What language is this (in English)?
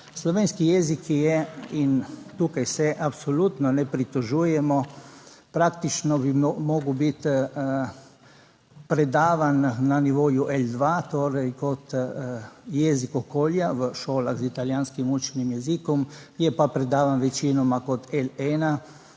Slovenian